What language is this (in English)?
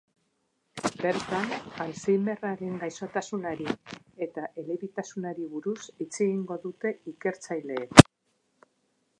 Basque